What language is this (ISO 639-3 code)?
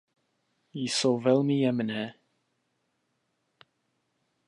ces